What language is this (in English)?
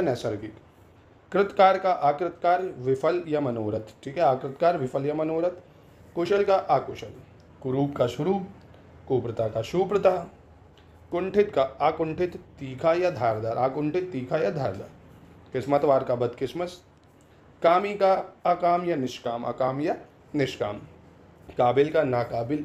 Hindi